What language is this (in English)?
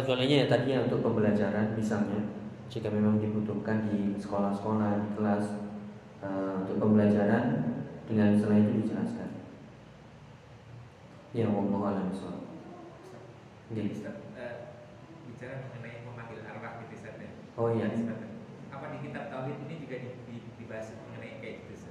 Indonesian